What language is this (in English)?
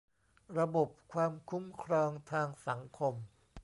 Thai